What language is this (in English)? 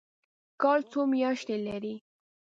Pashto